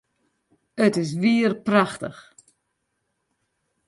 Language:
Western Frisian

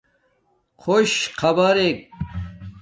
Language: Domaaki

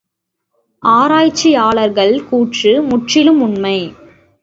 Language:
Tamil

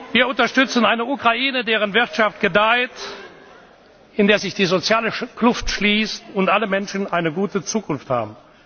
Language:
German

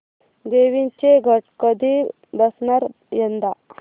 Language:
Marathi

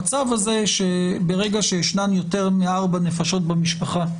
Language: Hebrew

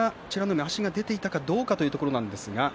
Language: Japanese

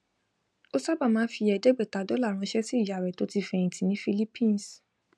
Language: Yoruba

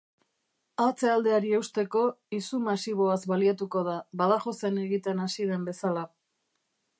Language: Basque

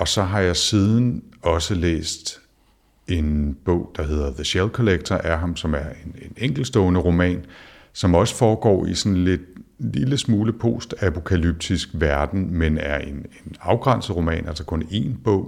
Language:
Danish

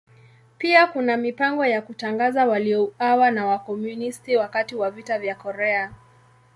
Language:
Swahili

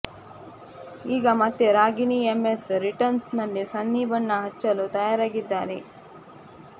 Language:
Kannada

